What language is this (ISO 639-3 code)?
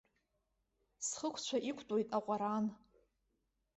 abk